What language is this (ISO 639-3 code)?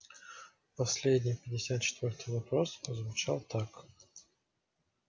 rus